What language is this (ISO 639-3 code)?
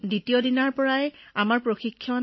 asm